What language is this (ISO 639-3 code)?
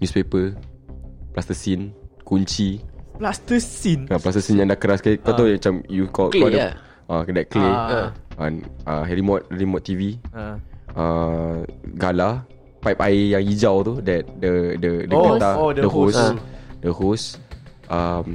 msa